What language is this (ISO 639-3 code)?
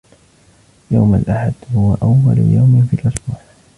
ara